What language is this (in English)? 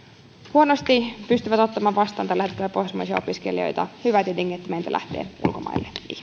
Finnish